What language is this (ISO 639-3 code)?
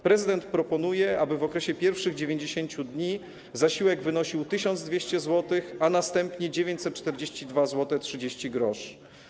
pol